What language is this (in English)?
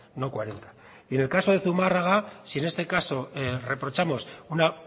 Spanish